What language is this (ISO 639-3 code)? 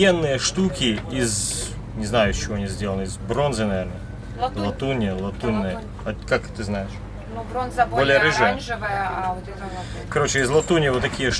rus